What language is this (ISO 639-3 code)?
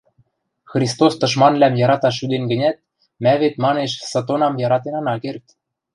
mrj